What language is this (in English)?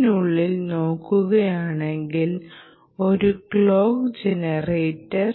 Malayalam